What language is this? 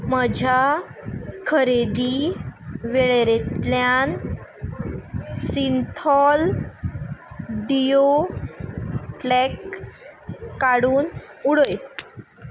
Konkani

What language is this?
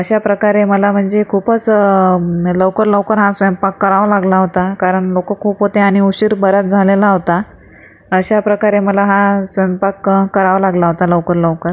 Marathi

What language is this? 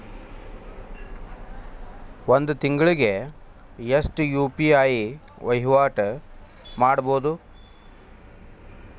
Kannada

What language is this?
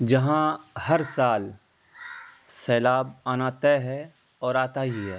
Urdu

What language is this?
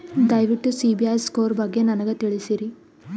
Kannada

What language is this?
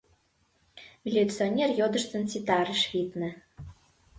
Mari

